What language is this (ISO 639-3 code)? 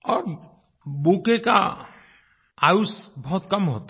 hin